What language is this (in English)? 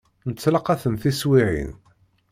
Kabyle